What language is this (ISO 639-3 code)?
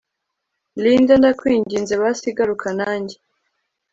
kin